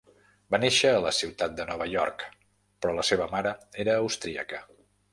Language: Catalan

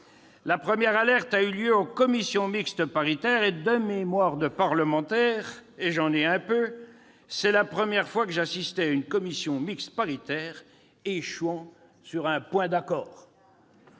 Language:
French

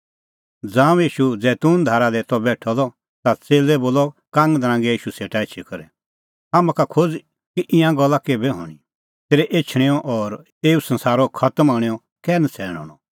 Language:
Kullu Pahari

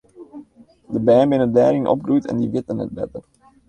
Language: Western Frisian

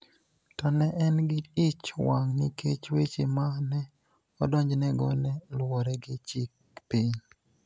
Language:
Luo (Kenya and Tanzania)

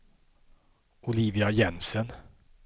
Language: Swedish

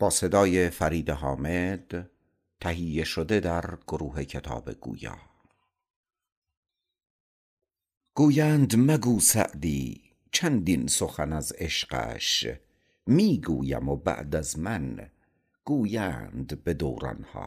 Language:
Persian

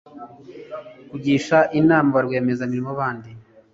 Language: Kinyarwanda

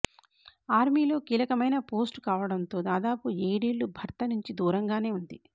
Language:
Telugu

